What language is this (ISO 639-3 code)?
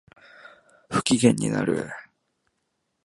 jpn